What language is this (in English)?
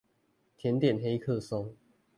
Chinese